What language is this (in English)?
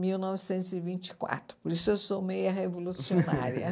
Portuguese